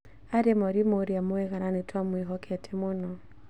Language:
Kikuyu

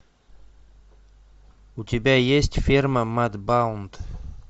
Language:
Russian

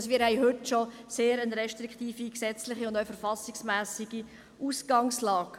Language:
Swiss German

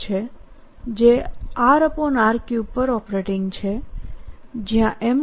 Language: Gujarati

